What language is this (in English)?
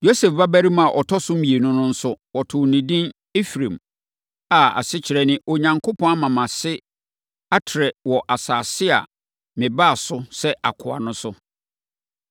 Akan